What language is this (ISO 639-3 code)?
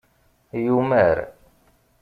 kab